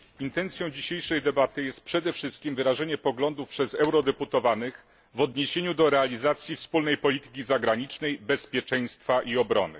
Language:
Polish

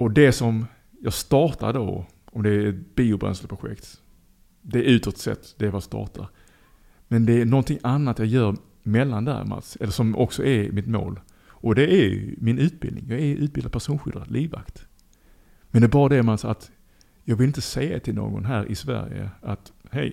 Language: Swedish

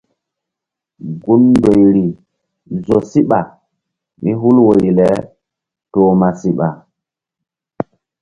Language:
Mbum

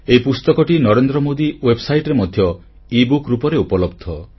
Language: Odia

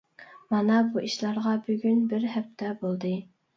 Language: Uyghur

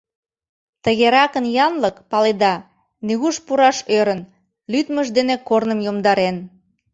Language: Mari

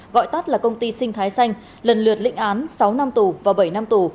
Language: Vietnamese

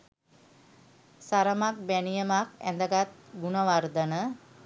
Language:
Sinhala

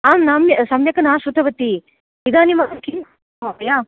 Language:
Sanskrit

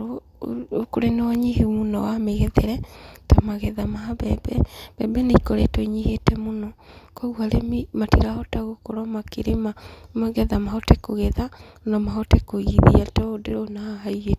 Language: Kikuyu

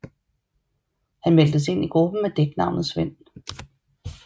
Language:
Danish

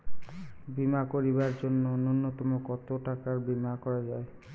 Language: Bangla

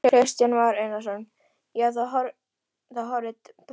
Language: Icelandic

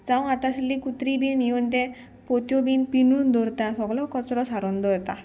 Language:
Konkani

